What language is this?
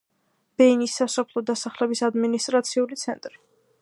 Georgian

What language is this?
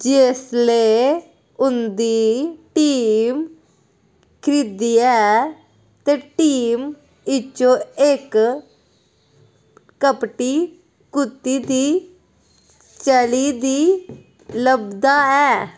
Dogri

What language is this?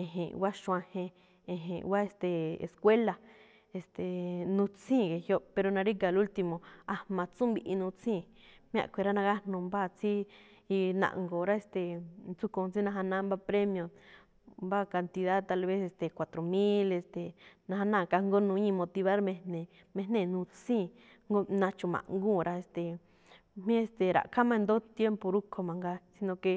Malinaltepec Me'phaa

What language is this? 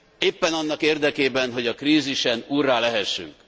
Hungarian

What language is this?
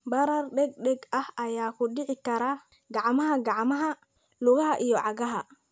Somali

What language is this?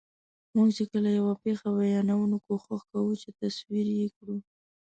Pashto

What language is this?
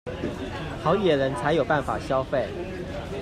Chinese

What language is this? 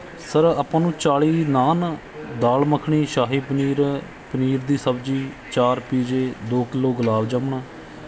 Punjabi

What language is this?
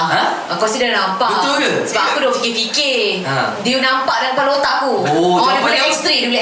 Malay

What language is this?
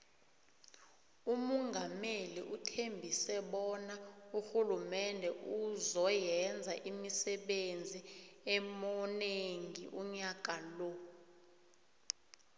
South Ndebele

